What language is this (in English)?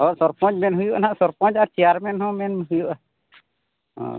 Santali